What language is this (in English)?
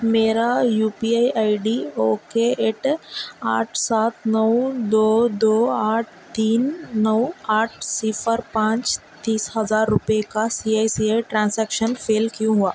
Urdu